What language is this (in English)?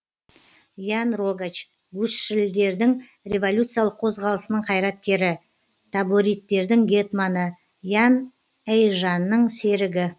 Kazakh